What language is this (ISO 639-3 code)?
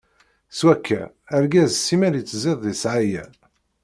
kab